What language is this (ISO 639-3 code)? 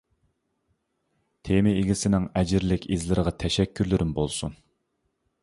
uig